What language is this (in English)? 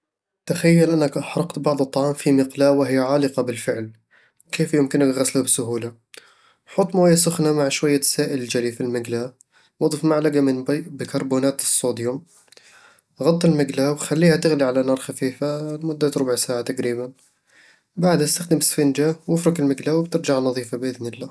Eastern Egyptian Bedawi Arabic